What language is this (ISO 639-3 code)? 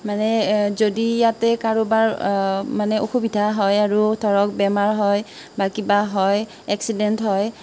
asm